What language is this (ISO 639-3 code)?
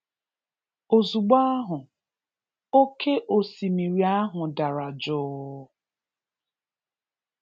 ibo